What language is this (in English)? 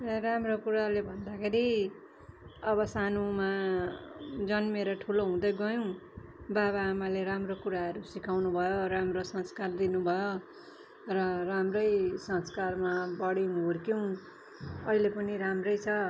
Nepali